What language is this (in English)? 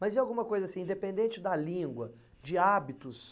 Portuguese